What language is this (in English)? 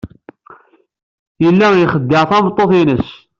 Kabyle